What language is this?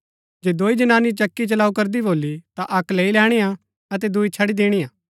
Gaddi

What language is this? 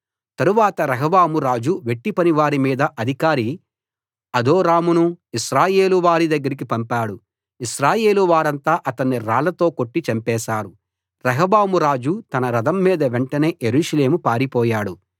Telugu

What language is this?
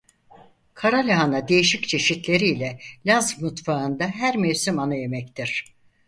Turkish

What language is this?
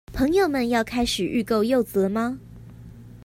Chinese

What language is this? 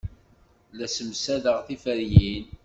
Kabyle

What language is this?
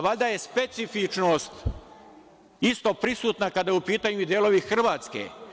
Serbian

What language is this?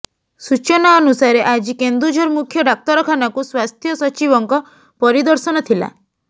Odia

